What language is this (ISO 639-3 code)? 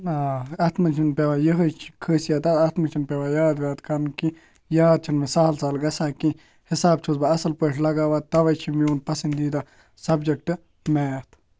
kas